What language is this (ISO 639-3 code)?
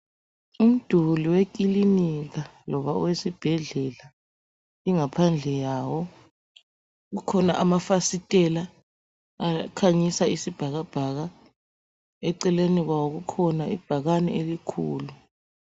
nde